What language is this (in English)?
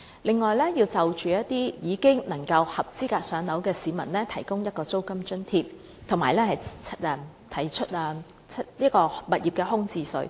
Cantonese